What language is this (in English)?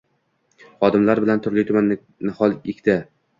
Uzbek